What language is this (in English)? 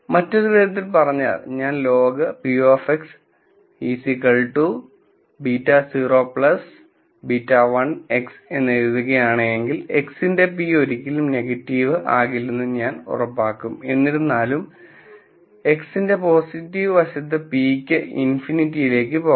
Malayalam